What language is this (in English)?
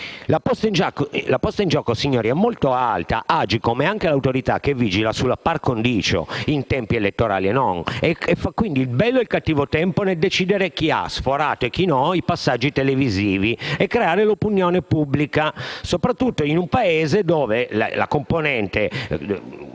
Italian